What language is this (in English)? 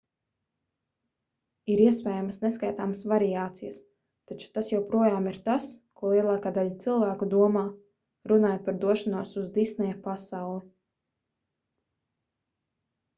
Latvian